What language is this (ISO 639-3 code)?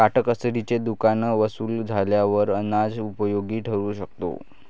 mar